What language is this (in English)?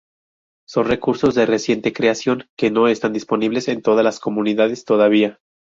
Spanish